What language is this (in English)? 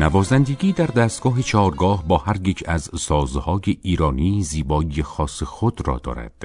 Persian